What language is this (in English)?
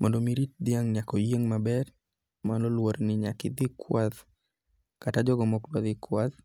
Luo (Kenya and Tanzania)